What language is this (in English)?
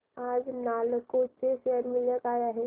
Marathi